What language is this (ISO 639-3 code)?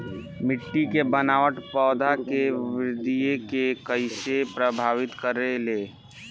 bho